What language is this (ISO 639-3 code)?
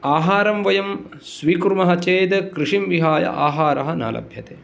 san